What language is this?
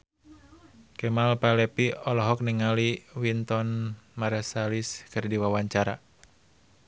Sundanese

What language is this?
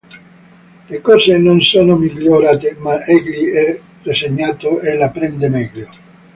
Italian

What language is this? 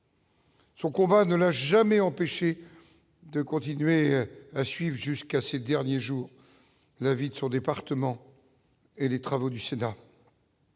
French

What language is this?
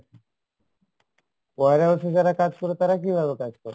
Bangla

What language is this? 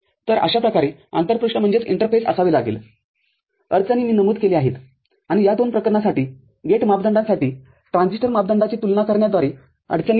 Marathi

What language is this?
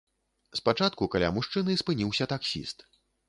Belarusian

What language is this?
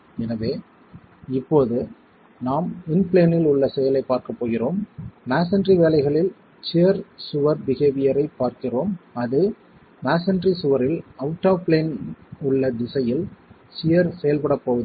Tamil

